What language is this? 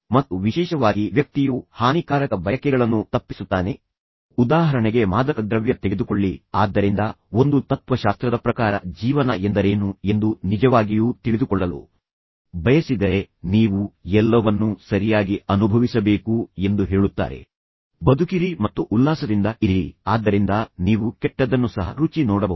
Kannada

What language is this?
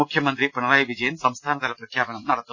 Malayalam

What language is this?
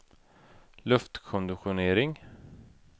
Swedish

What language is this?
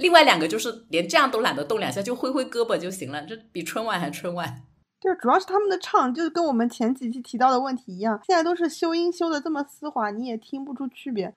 Chinese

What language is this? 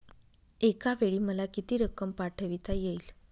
Marathi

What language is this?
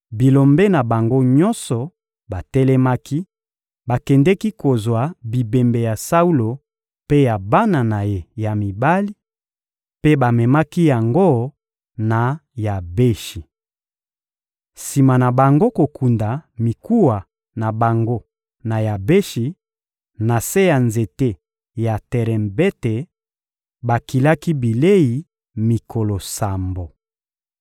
Lingala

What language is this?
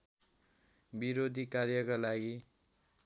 Nepali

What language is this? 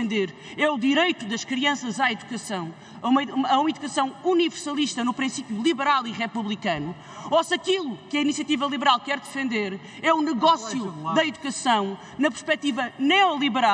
Portuguese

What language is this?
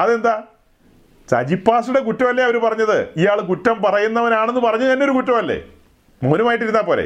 Malayalam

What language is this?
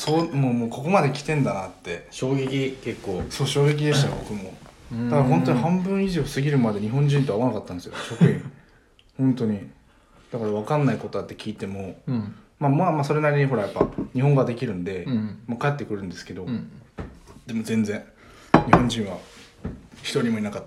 Japanese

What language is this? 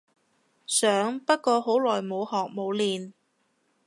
Cantonese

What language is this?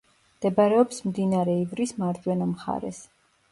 Georgian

